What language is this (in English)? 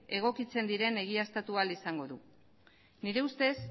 Basque